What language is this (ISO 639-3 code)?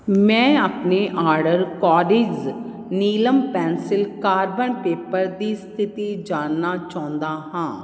pan